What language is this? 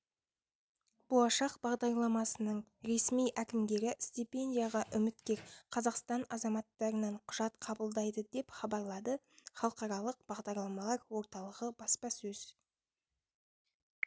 Kazakh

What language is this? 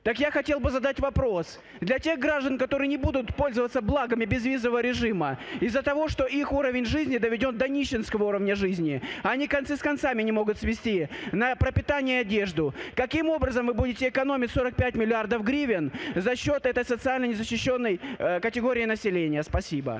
Ukrainian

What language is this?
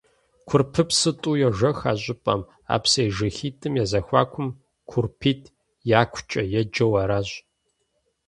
Kabardian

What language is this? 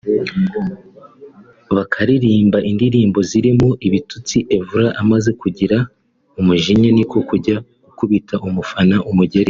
Kinyarwanda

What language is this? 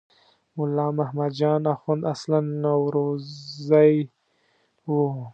Pashto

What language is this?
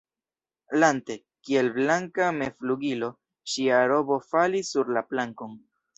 Esperanto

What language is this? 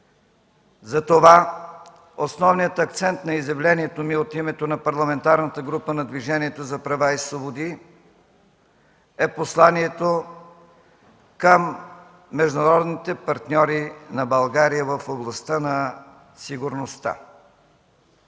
Bulgarian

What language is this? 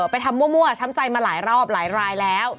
Thai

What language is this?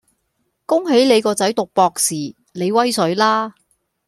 Cantonese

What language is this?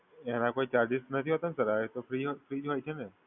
Gujarati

